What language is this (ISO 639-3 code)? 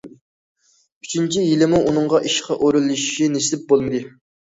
uig